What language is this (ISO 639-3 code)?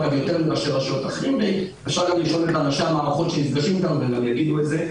heb